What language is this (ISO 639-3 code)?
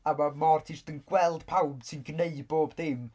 cym